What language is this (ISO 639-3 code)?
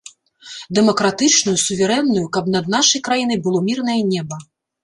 bel